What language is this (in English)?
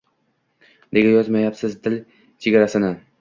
Uzbek